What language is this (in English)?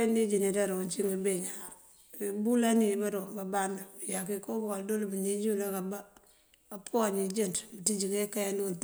Mandjak